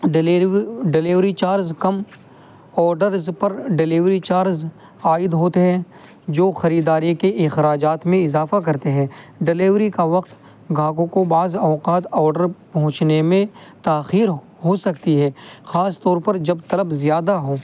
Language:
Urdu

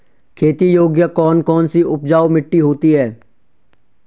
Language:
Hindi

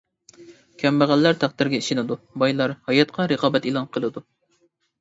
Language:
Uyghur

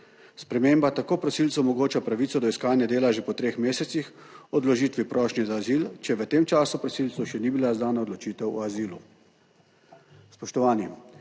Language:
Slovenian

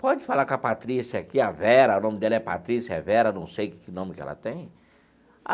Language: Portuguese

